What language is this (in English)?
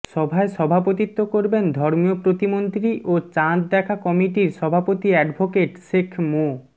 Bangla